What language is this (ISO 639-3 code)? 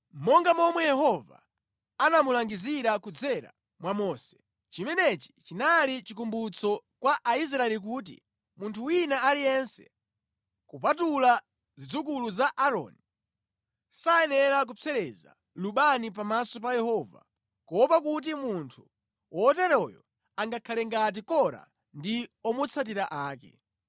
nya